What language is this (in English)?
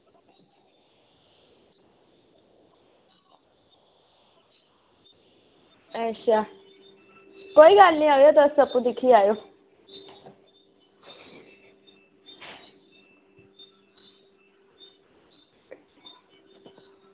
Dogri